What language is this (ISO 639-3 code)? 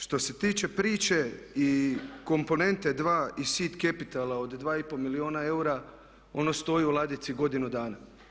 hrv